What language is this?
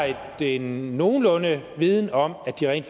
Danish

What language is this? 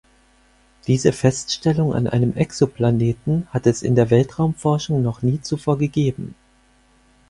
German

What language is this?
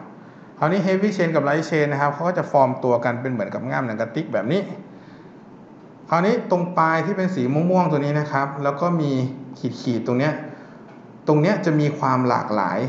Thai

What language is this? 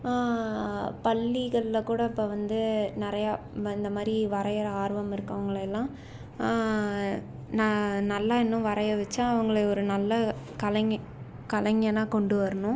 Tamil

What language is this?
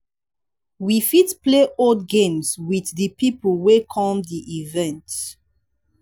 Nigerian Pidgin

